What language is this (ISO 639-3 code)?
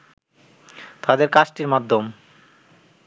ben